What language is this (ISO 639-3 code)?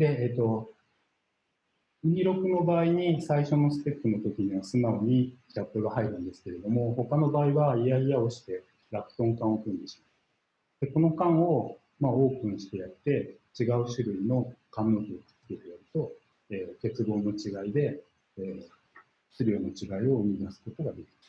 jpn